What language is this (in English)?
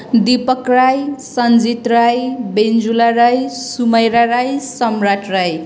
Nepali